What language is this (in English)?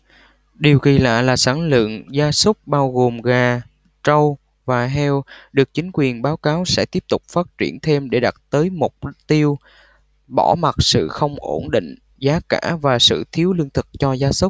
Vietnamese